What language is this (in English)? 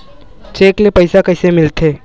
Chhattisgarhi